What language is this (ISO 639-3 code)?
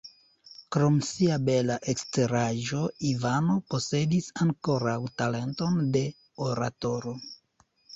epo